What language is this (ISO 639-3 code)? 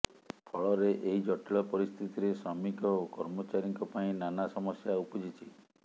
ori